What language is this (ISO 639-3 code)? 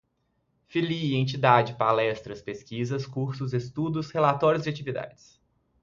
por